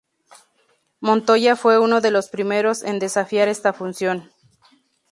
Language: Spanish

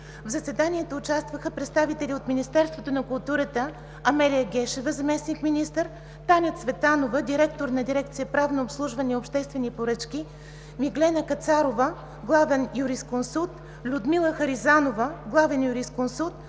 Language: Bulgarian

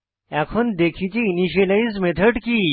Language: Bangla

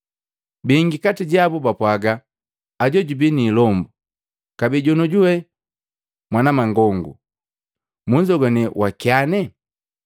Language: Matengo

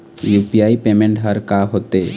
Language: Chhattisgarhi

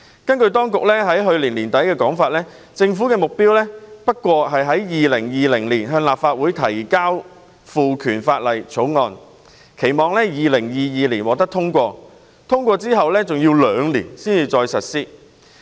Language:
Cantonese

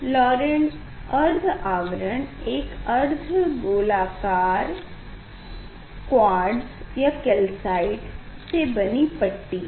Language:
Hindi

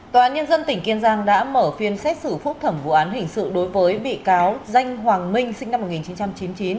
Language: Vietnamese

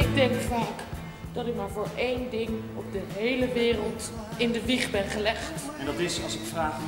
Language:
Dutch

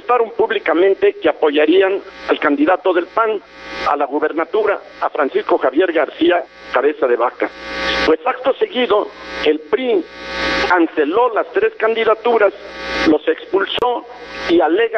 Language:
Spanish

